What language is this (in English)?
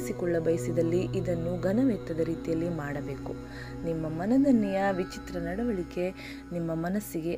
Kannada